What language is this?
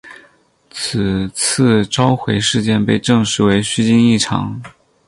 Chinese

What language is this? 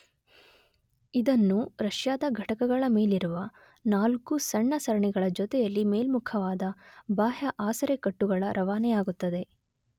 Kannada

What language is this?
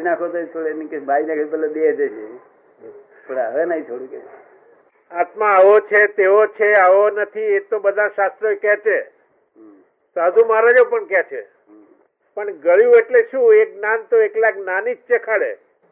Gujarati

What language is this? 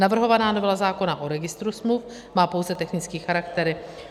Czech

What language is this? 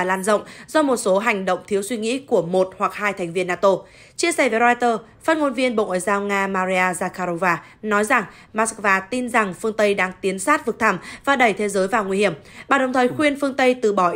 Vietnamese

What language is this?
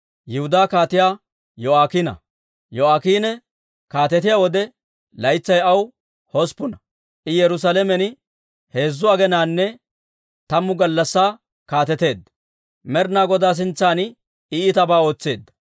Dawro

